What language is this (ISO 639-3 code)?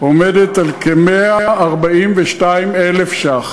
heb